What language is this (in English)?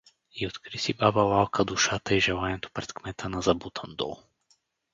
Bulgarian